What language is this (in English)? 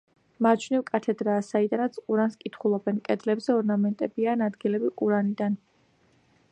Georgian